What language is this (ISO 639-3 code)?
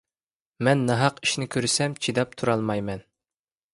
uig